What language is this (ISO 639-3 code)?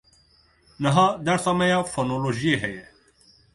kur